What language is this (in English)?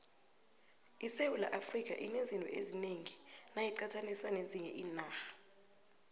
South Ndebele